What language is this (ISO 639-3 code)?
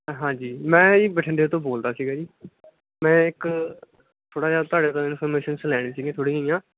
pan